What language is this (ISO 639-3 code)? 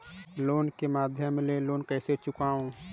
hne